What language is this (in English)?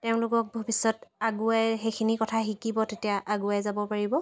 Assamese